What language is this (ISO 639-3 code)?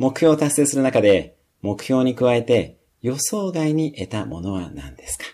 jpn